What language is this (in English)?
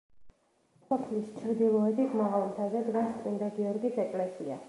Georgian